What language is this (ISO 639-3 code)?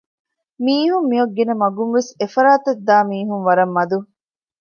div